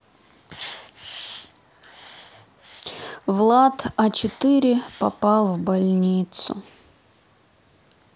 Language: Russian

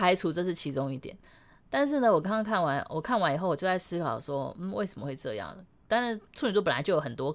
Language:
Chinese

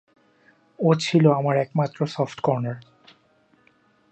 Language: Bangla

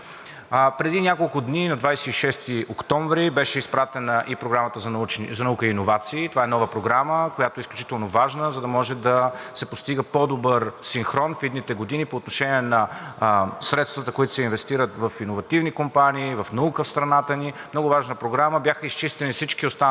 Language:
Bulgarian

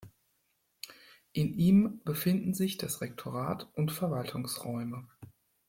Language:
German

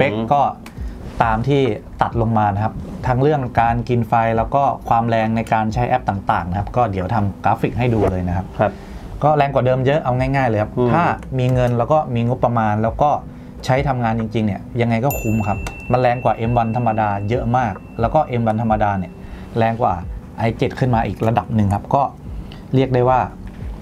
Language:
Thai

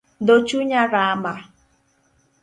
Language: Luo (Kenya and Tanzania)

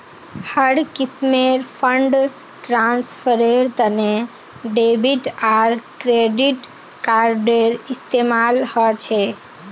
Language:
Magahi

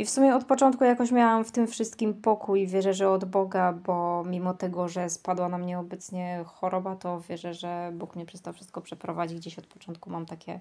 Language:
Polish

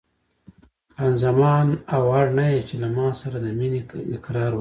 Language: Pashto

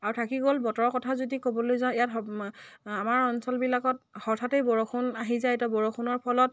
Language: Assamese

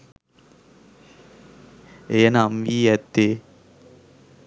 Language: Sinhala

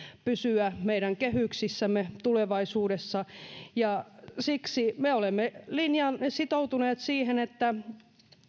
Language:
Finnish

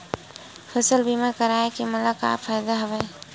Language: Chhattisgarhi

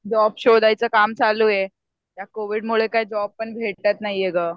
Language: Marathi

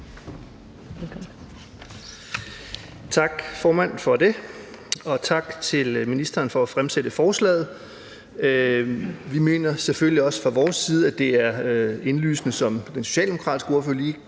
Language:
Danish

